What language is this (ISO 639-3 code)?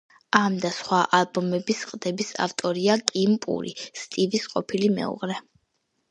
kat